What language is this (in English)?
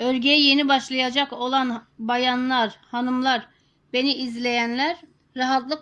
Turkish